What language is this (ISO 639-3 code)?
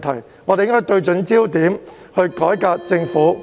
yue